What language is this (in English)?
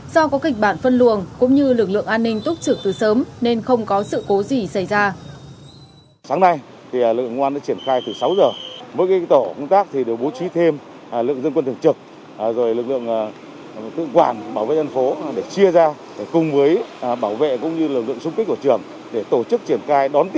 Vietnamese